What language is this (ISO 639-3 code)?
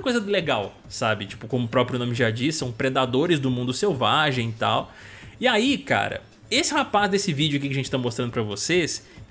por